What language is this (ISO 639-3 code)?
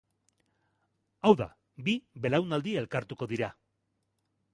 eus